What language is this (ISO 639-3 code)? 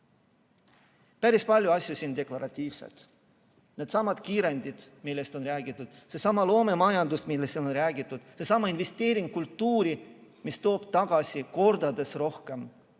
est